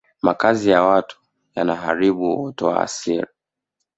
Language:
Swahili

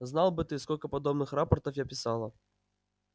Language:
Russian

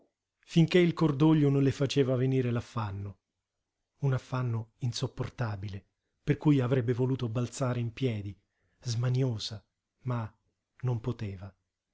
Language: Italian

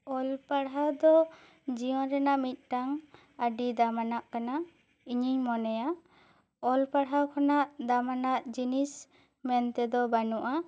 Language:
Santali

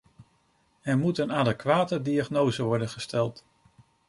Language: Dutch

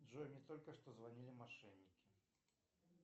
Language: Russian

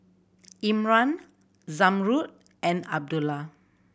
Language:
English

